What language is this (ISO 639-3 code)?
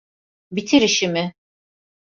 tur